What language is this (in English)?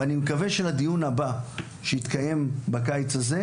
Hebrew